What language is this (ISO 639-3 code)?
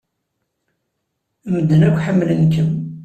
kab